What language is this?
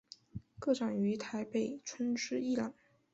Chinese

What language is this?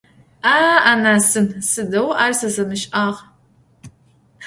Adyghe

